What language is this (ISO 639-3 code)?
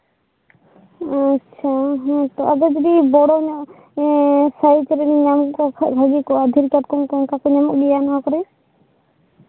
sat